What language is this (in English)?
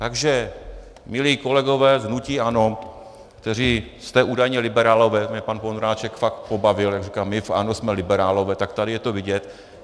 Czech